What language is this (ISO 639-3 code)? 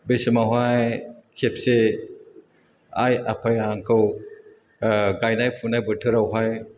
brx